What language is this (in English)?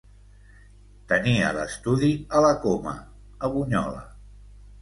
Catalan